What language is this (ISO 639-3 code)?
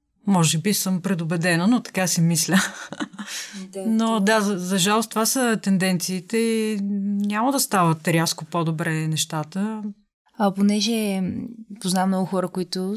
bul